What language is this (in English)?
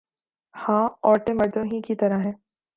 Urdu